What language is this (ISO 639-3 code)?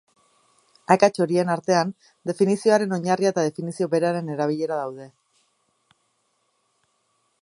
eus